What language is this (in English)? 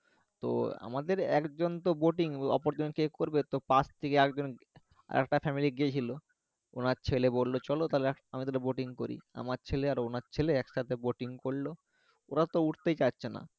Bangla